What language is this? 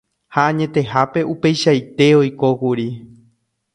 Guarani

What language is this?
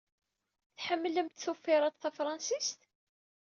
Kabyle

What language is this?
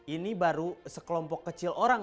Indonesian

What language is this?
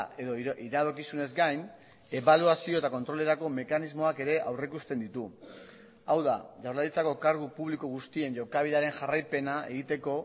Basque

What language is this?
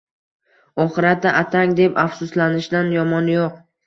Uzbek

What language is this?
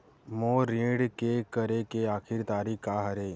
Chhattisgarhi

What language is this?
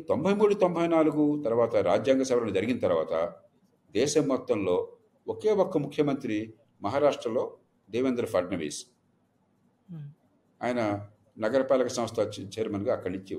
Telugu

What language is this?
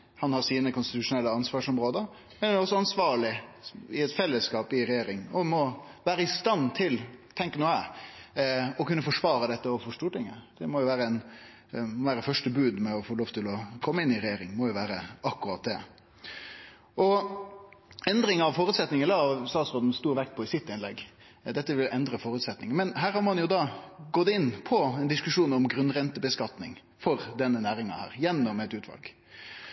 Norwegian Nynorsk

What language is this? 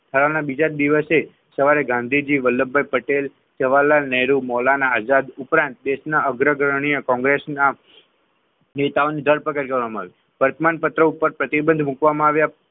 Gujarati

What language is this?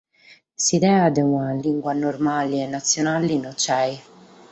Sardinian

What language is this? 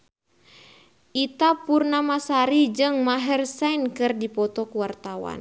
Sundanese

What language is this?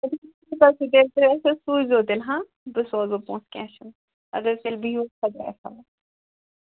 Kashmiri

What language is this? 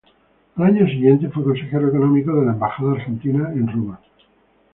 Spanish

